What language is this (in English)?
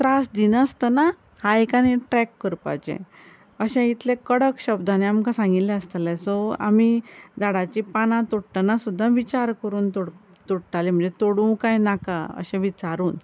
Konkani